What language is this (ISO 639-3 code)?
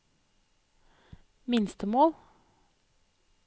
nor